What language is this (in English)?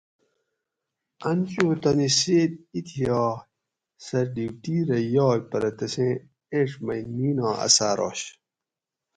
Gawri